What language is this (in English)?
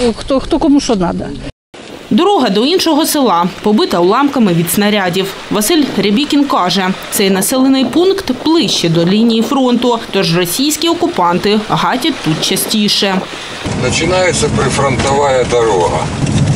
Ukrainian